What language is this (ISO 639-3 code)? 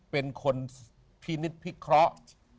tha